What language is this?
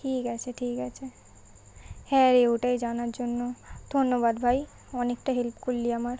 Bangla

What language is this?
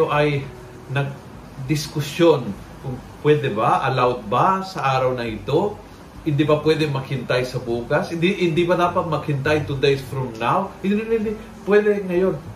Filipino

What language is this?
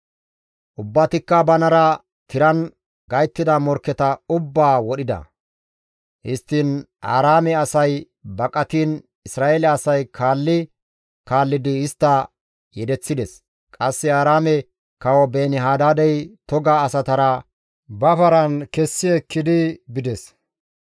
Gamo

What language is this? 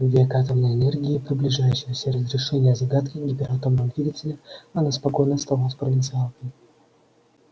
Russian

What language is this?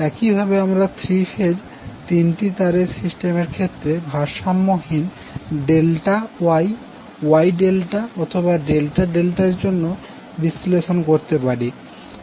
Bangla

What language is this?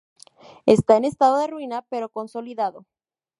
Spanish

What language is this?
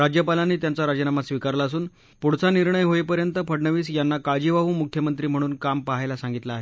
Marathi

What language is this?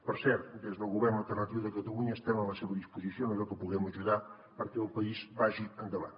Catalan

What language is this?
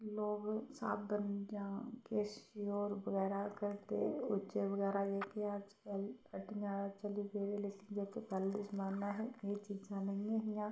Dogri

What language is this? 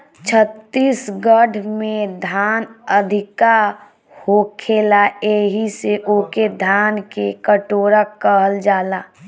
Bhojpuri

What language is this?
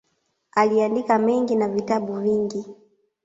Swahili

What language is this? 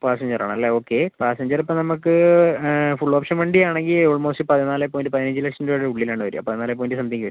Malayalam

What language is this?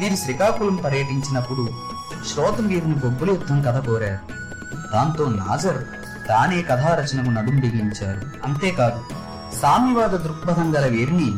Telugu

